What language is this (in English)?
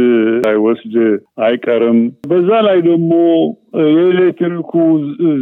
Amharic